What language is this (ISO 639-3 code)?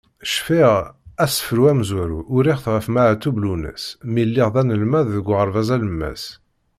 kab